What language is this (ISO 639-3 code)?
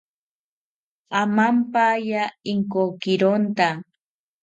cpy